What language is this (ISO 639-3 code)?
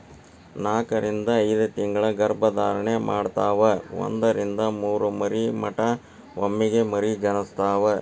kan